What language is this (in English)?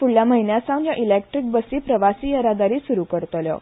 Konkani